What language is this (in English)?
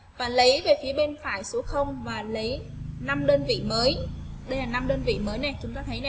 Vietnamese